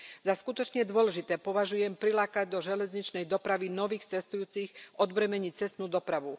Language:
Slovak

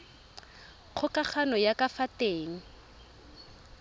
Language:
Tswana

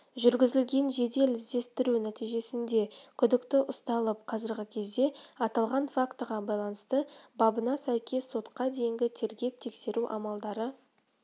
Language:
Kazakh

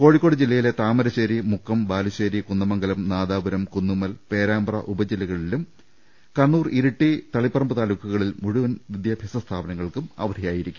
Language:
Malayalam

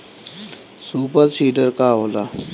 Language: Bhojpuri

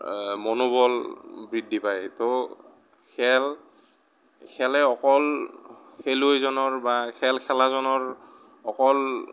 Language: Assamese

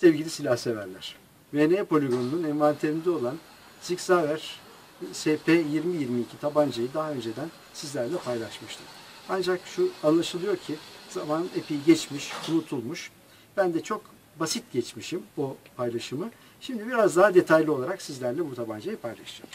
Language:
Turkish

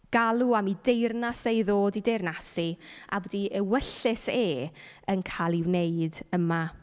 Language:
Welsh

